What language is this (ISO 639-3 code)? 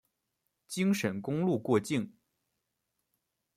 zho